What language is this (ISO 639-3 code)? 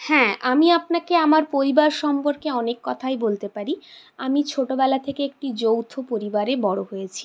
ben